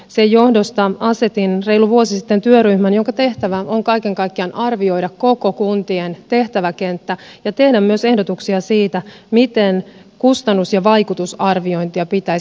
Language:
Finnish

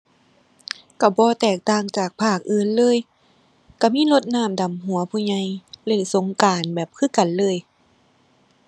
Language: Thai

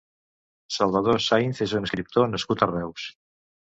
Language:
Catalan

